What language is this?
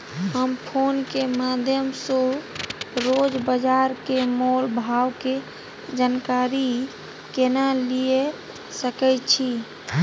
Maithili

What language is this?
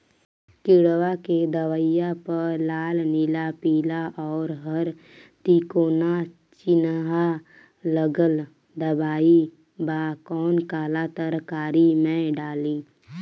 Bhojpuri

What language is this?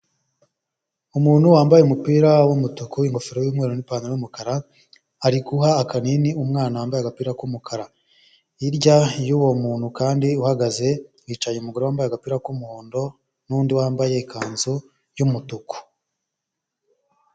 Kinyarwanda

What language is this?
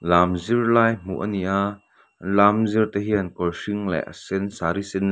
Mizo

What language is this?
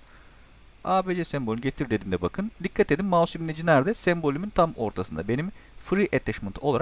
Turkish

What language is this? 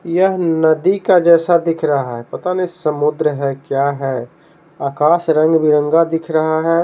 Hindi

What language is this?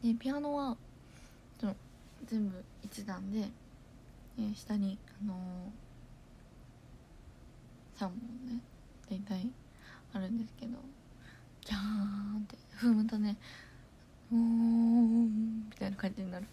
Japanese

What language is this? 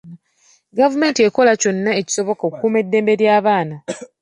Ganda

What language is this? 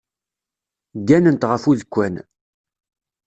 Kabyle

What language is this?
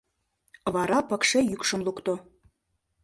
Mari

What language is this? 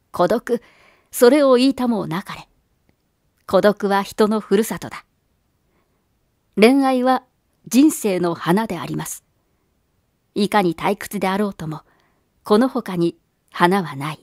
Japanese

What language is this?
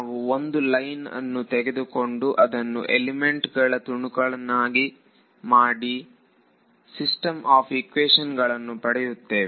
Kannada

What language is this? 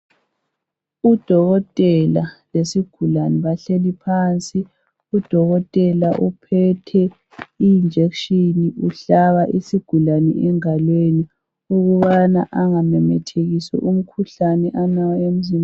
North Ndebele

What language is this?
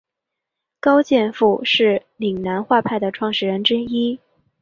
Chinese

